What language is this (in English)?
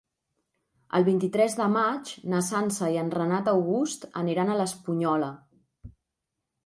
Catalan